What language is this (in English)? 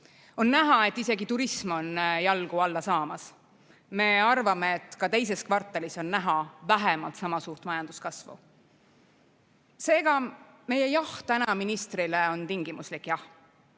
Estonian